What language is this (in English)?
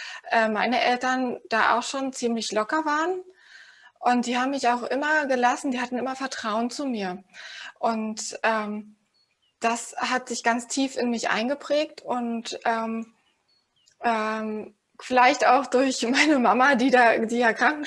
German